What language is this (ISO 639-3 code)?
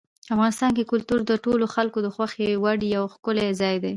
pus